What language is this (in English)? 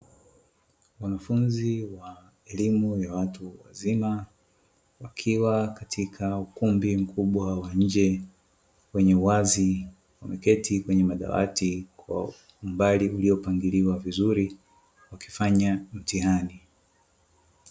Swahili